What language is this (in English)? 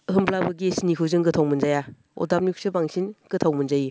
Bodo